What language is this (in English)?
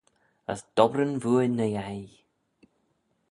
Manx